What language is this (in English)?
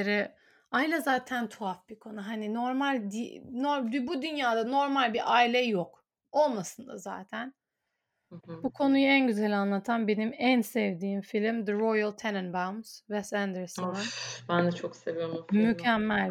Turkish